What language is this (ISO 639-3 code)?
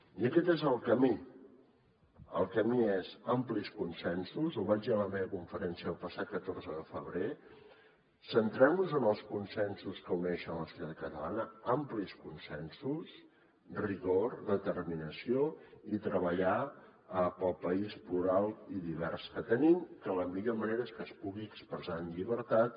cat